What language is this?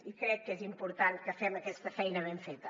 Catalan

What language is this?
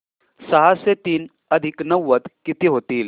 Marathi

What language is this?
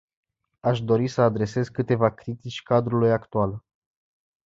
Romanian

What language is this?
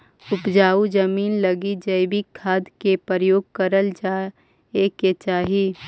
Magahi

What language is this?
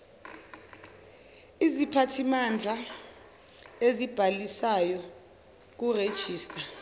Zulu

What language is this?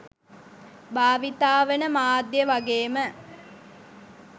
Sinhala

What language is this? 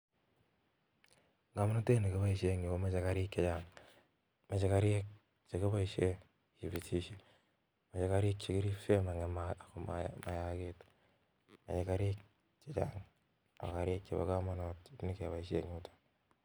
Kalenjin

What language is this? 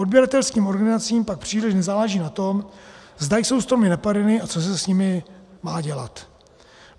Czech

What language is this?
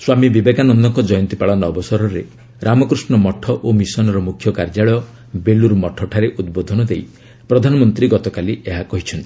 Odia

